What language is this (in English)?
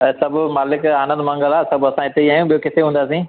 Sindhi